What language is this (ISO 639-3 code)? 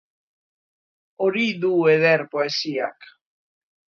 eus